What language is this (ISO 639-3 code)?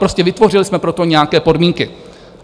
ces